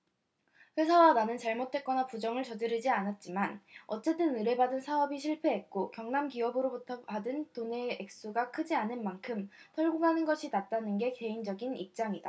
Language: Korean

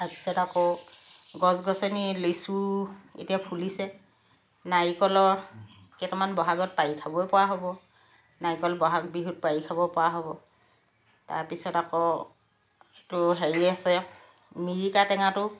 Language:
Assamese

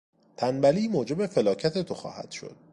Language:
Persian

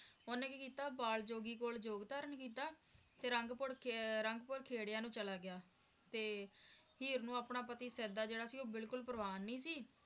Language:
Punjabi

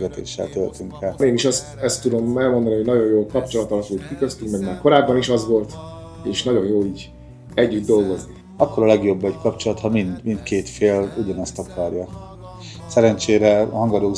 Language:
Hungarian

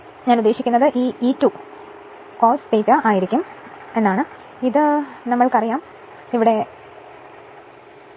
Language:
Malayalam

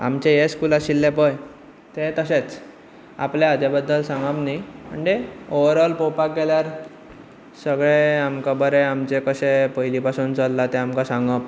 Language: Konkani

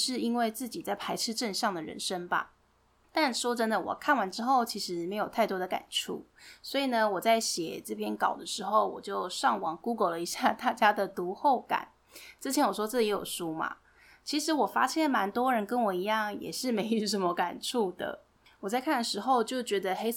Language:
Chinese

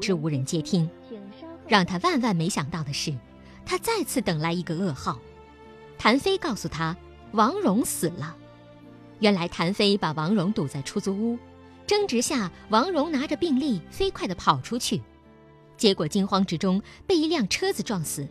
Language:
Chinese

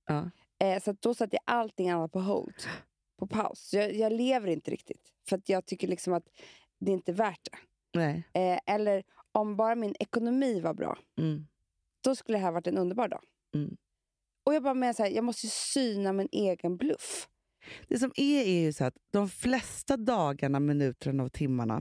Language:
Swedish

